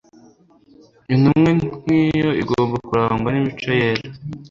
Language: Kinyarwanda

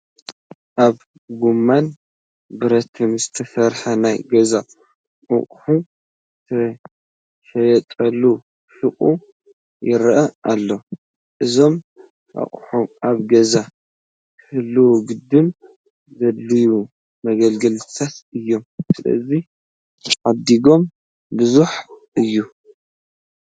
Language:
Tigrinya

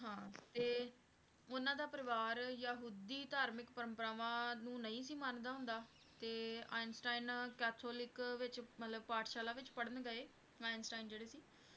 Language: Punjabi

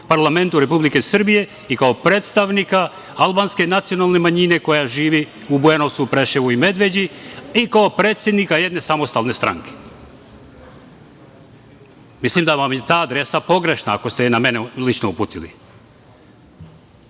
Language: Serbian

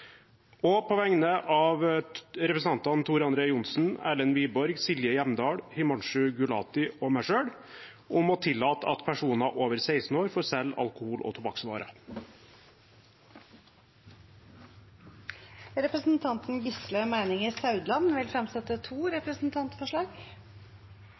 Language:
Norwegian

